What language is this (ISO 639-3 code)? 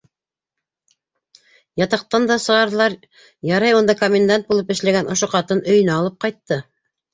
bak